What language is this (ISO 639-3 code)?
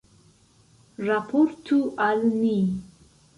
epo